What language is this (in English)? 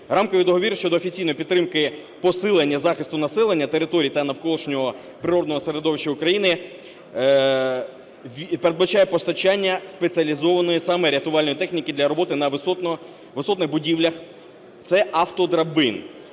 Ukrainian